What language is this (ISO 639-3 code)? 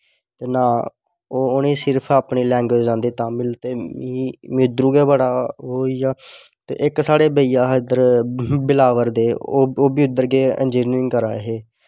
doi